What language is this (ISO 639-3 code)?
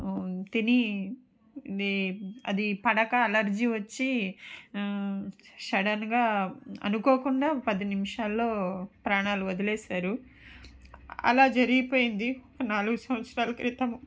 tel